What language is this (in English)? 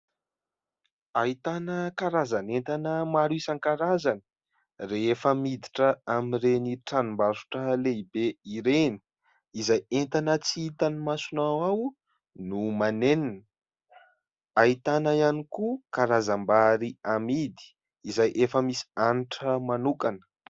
Malagasy